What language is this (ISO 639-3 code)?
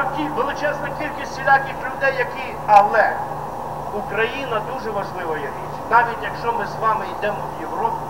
ukr